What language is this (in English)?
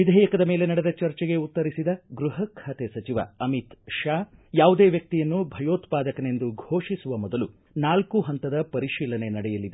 Kannada